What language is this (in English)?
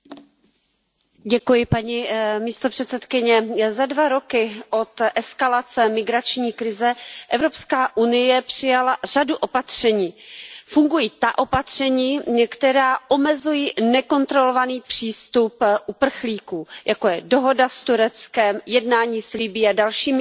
Czech